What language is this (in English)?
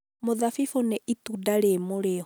Kikuyu